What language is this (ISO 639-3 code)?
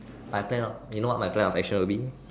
eng